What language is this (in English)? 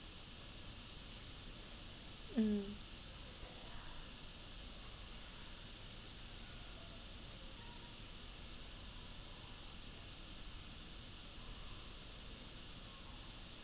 English